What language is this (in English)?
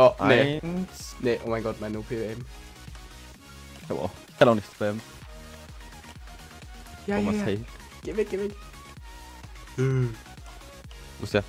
German